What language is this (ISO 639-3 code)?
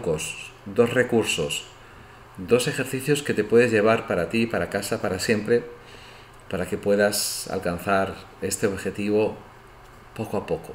spa